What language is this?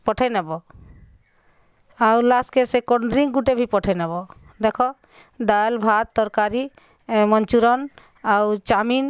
Odia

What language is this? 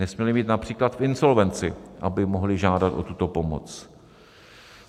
Czech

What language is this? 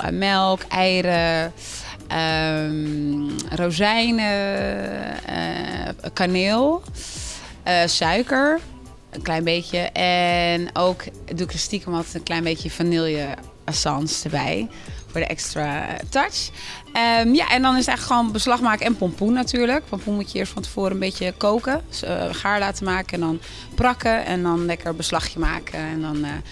Dutch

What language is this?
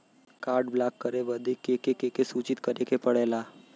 Bhojpuri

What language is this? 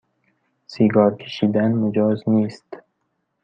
Persian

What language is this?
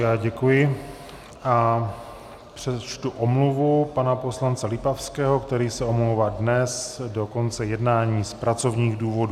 Czech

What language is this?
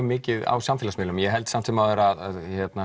Icelandic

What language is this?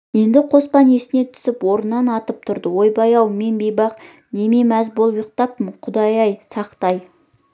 Kazakh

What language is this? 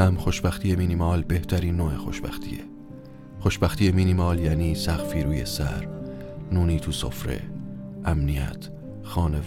Persian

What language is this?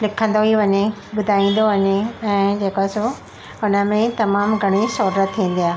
Sindhi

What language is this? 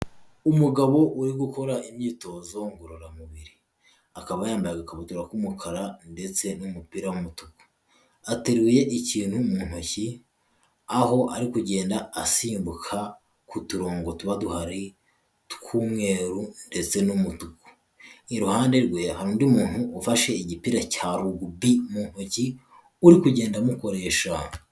Kinyarwanda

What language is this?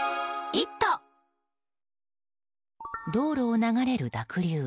Japanese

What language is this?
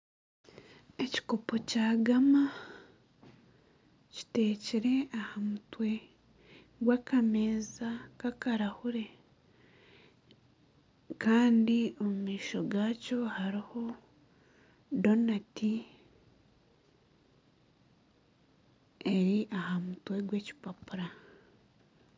Nyankole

